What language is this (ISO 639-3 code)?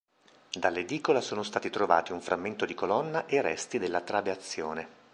ita